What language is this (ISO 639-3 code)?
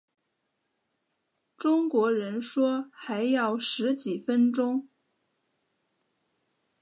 zho